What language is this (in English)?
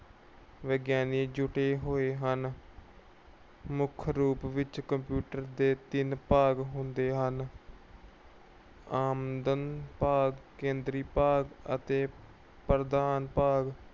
Punjabi